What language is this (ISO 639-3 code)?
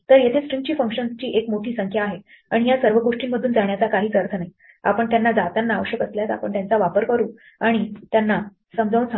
mar